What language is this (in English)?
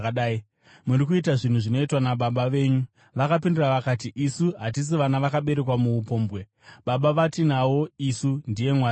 Shona